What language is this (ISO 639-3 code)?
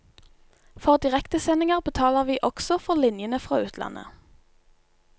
nor